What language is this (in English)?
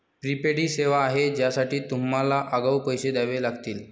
Marathi